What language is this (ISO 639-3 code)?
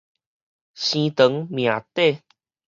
nan